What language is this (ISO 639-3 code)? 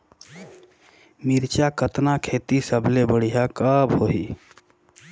hne